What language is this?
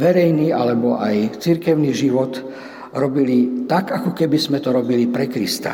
Slovak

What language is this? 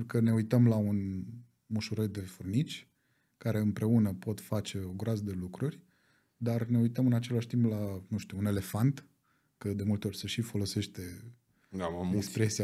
Romanian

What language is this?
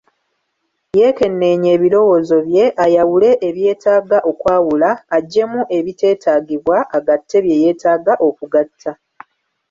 Ganda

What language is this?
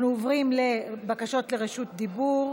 Hebrew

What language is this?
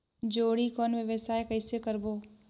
Chhattisgarhi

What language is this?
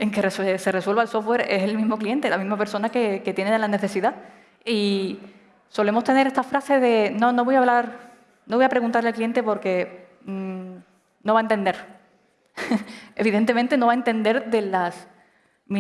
Spanish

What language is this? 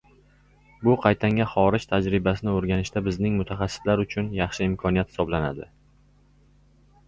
Uzbek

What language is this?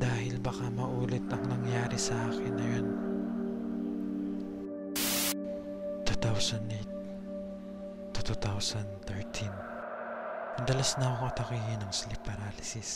Filipino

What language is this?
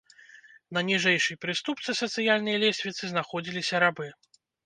Belarusian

